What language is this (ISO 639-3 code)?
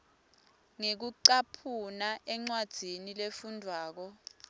ssw